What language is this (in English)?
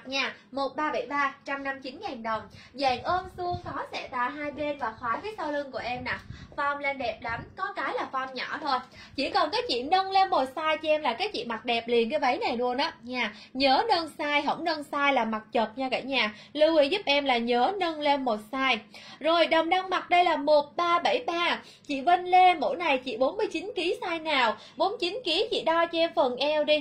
Vietnamese